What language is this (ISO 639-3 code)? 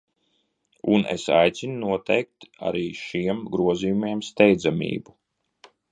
lav